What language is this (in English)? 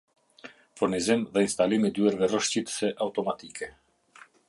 Albanian